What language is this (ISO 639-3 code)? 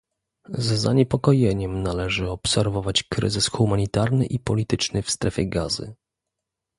pol